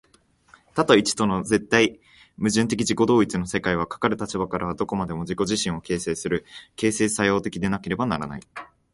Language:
Japanese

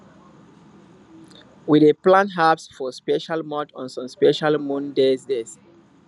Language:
Nigerian Pidgin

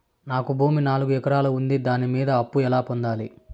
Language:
Telugu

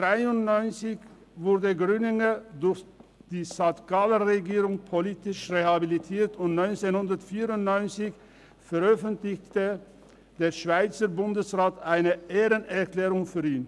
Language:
Swiss German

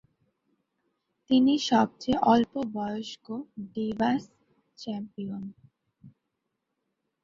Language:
Bangla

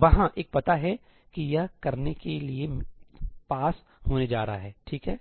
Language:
Hindi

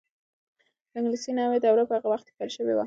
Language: Pashto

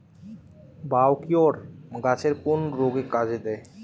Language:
Bangla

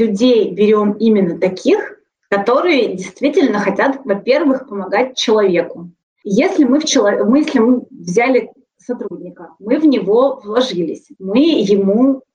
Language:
Russian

